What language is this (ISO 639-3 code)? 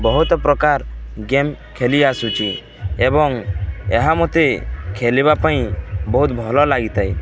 ori